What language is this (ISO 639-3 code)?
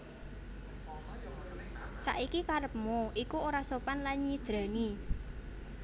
jav